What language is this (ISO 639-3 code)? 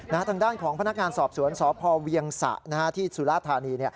tha